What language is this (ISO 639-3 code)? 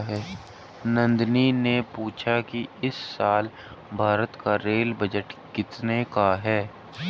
hin